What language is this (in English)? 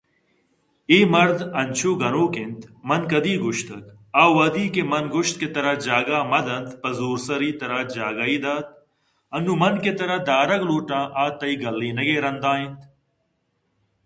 Eastern Balochi